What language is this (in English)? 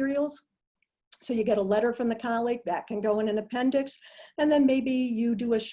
English